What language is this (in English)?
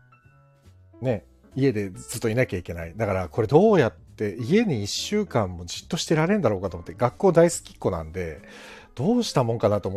Japanese